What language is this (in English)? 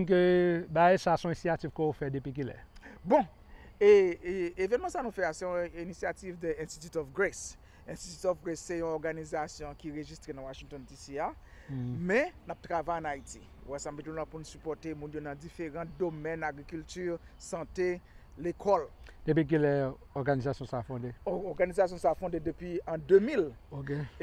French